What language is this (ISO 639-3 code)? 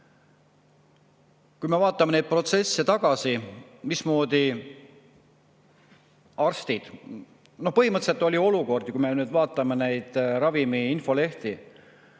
est